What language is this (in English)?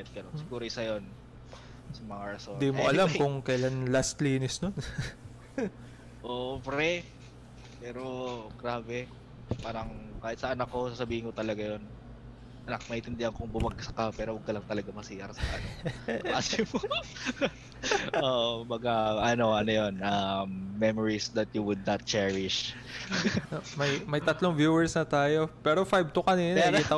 Filipino